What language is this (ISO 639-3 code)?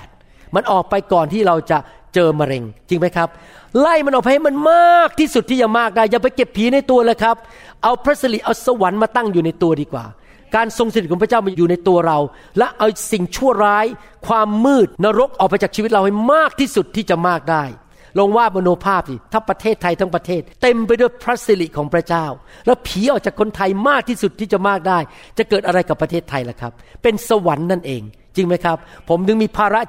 tha